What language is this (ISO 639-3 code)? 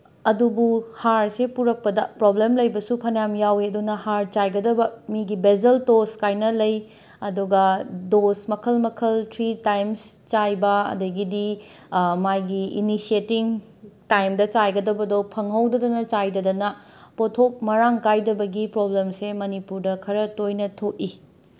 mni